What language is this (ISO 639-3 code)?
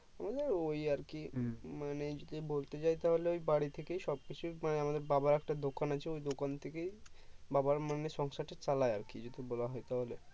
ben